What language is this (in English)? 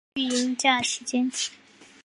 Chinese